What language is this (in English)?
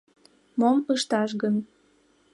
Mari